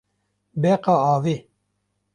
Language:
Kurdish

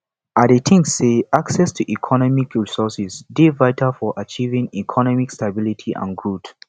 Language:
Nigerian Pidgin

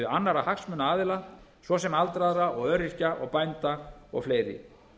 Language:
Icelandic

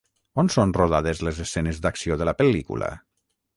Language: Catalan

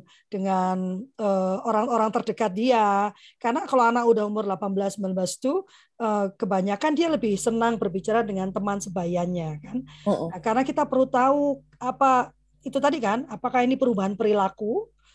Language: Indonesian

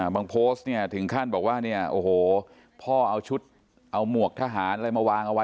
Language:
Thai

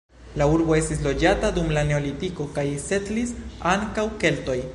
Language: Esperanto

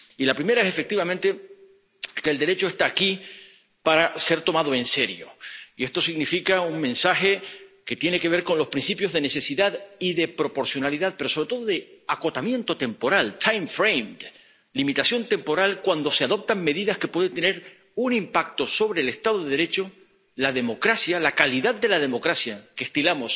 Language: Spanish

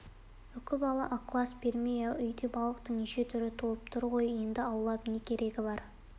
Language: Kazakh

